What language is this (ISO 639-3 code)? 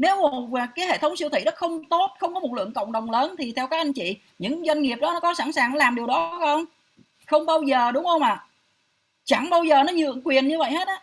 vie